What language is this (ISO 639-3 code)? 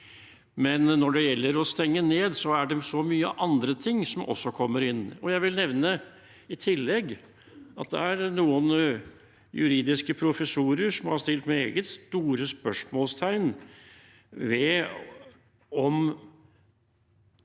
nor